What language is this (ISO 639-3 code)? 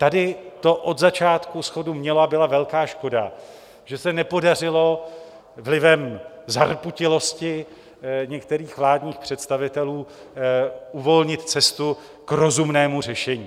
ces